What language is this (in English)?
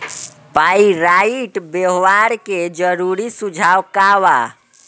Bhojpuri